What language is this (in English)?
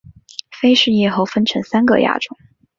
Chinese